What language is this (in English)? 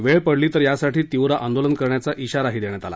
Marathi